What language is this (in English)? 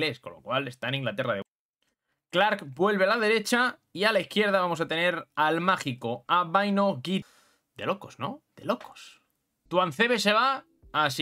Spanish